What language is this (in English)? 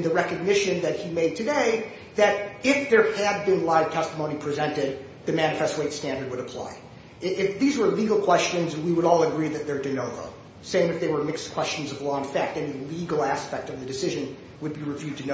English